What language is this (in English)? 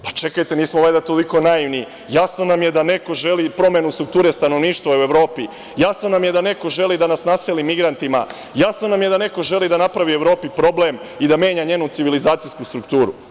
Serbian